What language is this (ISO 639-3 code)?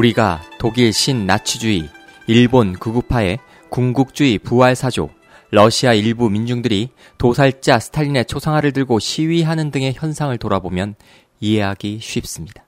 kor